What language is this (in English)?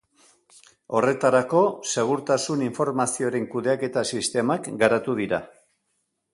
Basque